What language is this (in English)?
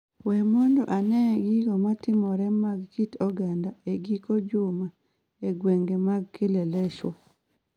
Luo (Kenya and Tanzania)